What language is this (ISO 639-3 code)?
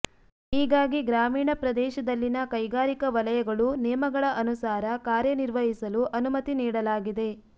kan